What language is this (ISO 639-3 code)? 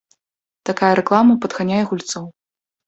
bel